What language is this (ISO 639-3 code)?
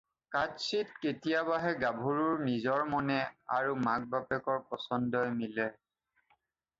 asm